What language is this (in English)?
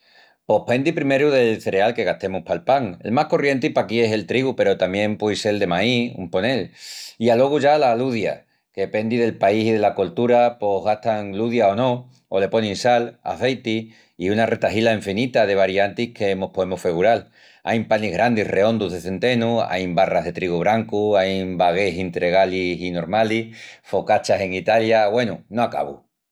Extremaduran